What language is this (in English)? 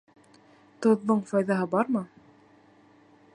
Bashkir